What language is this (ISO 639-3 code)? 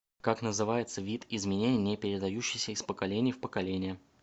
rus